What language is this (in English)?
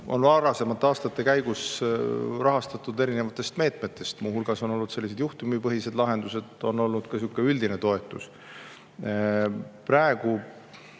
Estonian